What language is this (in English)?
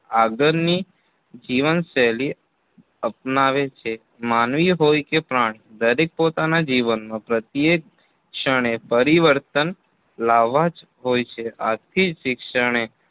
Gujarati